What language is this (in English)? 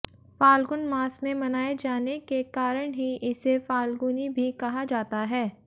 Hindi